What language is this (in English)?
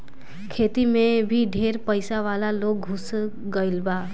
Bhojpuri